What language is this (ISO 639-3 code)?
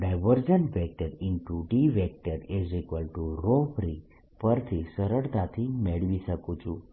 guj